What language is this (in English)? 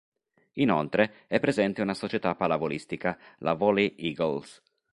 Italian